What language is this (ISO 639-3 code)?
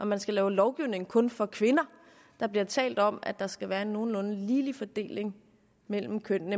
dan